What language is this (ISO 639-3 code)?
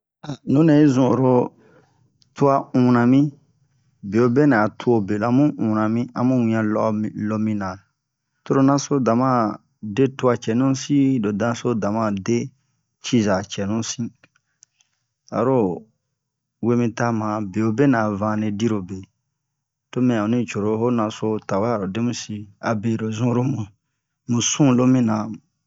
bmq